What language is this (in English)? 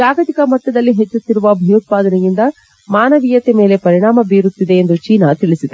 Kannada